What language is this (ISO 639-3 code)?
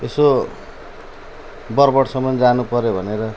nep